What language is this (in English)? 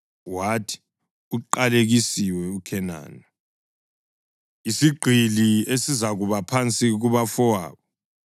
North Ndebele